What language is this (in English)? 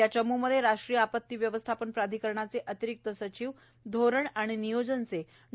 Marathi